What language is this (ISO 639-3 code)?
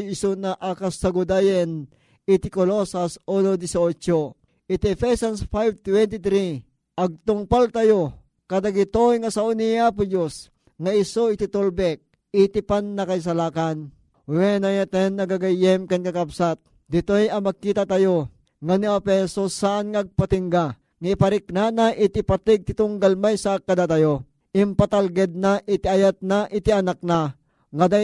fil